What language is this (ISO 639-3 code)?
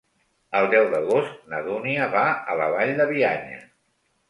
cat